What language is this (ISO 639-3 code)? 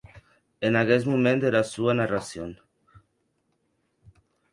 oci